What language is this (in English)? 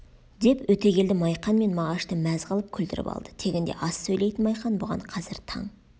Kazakh